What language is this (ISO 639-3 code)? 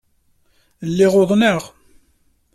kab